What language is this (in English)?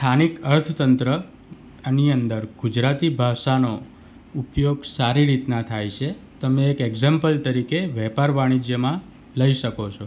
Gujarati